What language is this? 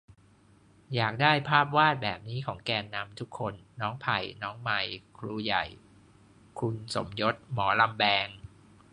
Thai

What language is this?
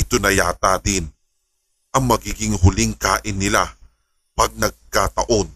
Filipino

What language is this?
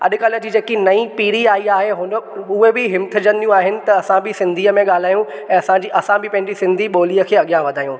Sindhi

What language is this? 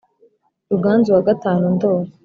Kinyarwanda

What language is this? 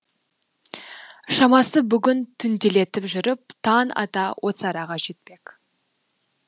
Kazakh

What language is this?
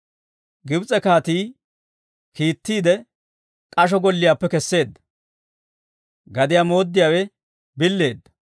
Dawro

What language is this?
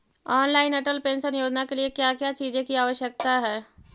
Magahi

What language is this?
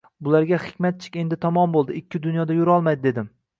Uzbek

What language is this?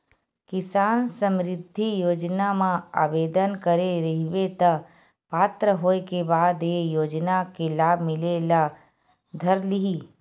Chhattisgarhi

